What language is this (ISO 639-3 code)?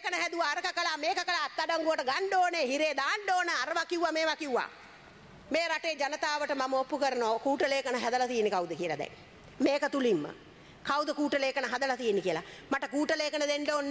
ind